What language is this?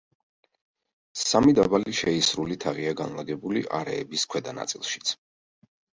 Georgian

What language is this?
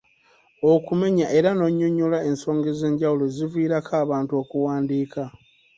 Ganda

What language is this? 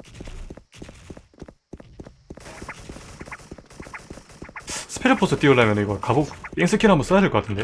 Korean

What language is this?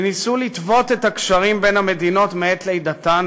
Hebrew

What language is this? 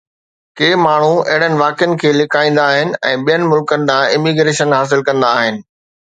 Sindhi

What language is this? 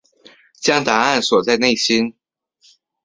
Chinese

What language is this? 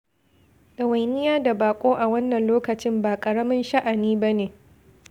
Hausa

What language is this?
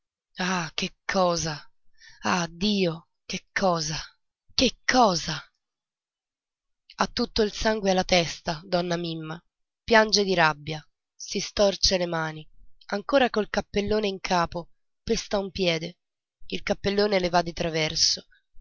Italian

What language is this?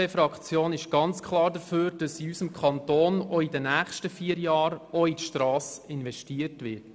Swiss German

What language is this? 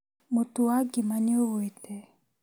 Kikuyu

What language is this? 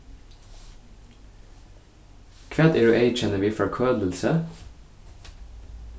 Faroese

